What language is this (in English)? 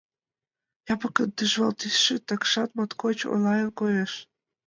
Mari